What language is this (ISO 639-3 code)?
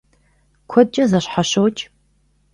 kbd